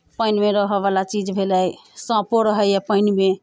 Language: Maithili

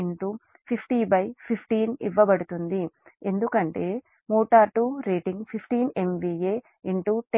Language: Telugu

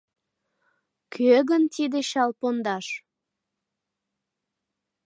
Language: Mari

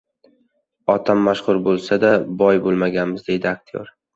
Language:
Uzbek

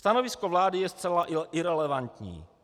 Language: Czech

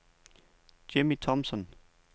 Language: Danish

